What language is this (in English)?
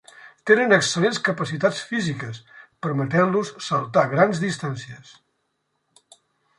Catalan